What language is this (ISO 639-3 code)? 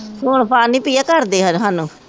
pan